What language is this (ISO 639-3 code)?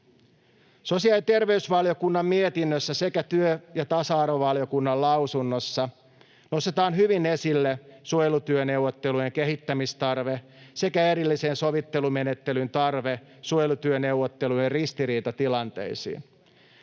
fin